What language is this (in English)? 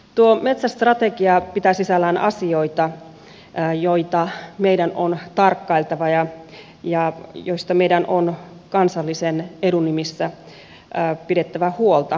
Finnish